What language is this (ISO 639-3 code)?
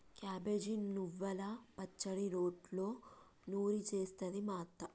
tel